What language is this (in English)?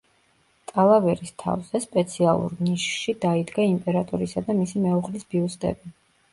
Georgian